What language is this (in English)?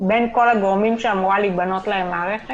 Hebrew